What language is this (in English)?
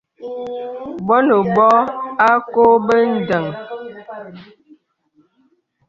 Bebele